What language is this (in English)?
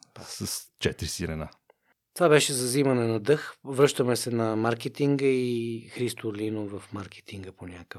Bulgarian